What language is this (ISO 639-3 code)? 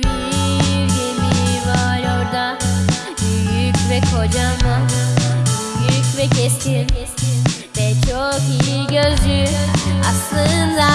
tur